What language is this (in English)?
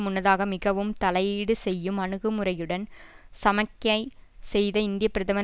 Tamil